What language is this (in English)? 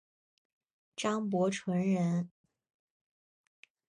Chinese